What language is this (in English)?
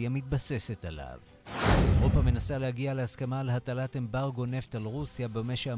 Hebrew